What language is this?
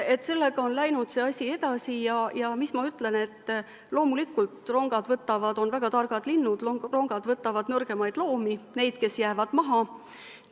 Estonian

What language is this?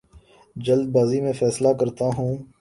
Urdu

